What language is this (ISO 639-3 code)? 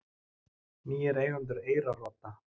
isl